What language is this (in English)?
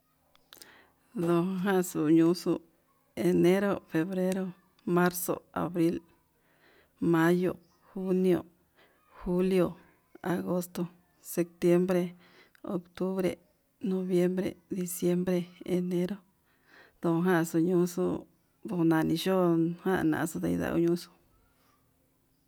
Yutanduchi Mixtec